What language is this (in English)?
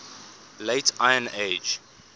English